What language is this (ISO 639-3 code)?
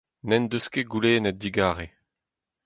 bre